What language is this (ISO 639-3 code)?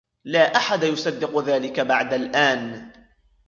ara